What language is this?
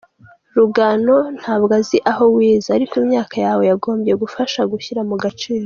Kinyarwanda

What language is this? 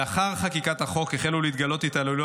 Hebrew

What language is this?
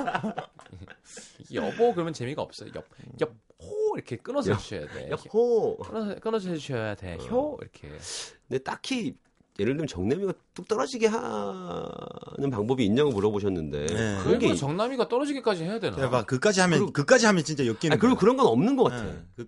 Korean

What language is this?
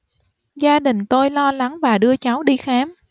Vietnamese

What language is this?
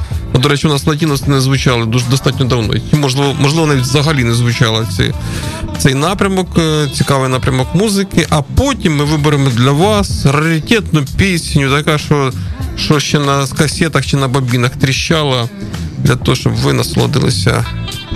Ukrainian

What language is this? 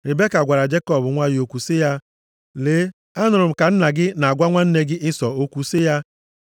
Igbo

